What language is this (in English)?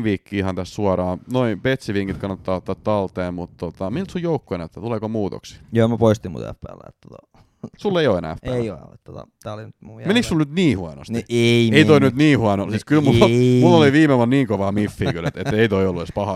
Finnish